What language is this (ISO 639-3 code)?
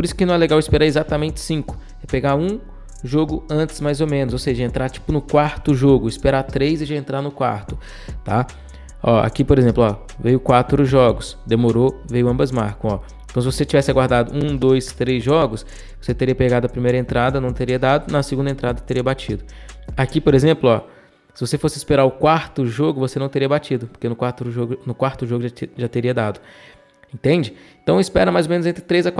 por